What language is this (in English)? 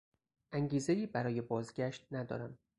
Persian